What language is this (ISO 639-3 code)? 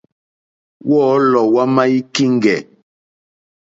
bri